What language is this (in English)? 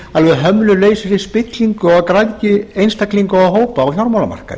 Icelandic